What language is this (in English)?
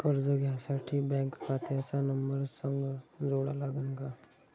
Marathi